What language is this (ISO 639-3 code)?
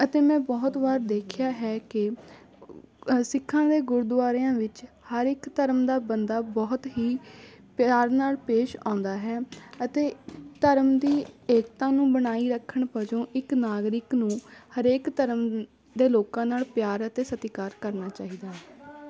pan